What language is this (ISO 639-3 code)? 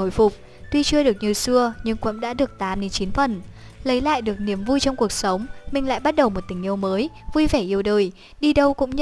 vie